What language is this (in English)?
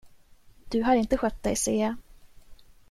Swedish